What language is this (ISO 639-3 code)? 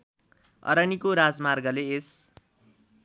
nep